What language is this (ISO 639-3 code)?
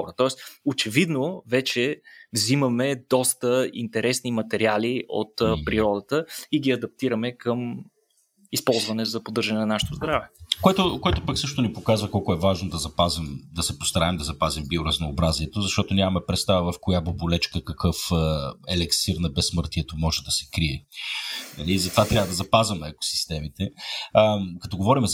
bul